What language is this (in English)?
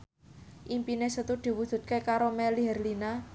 Javanese